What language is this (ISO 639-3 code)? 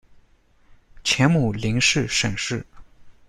zho